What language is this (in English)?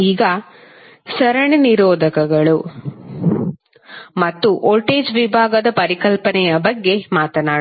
Kannada